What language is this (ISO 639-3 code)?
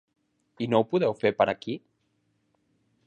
cat